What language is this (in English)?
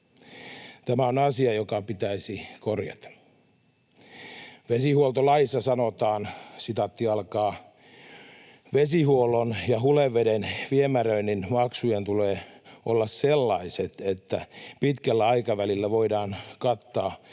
Finnish